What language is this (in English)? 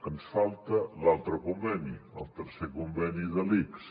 Catalan